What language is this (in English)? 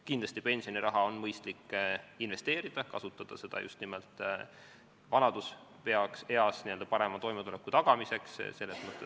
Estonian